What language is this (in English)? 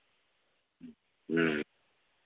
Santali